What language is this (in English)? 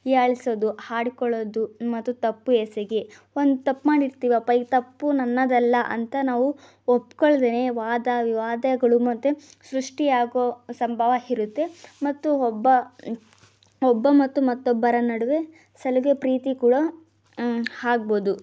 Kannada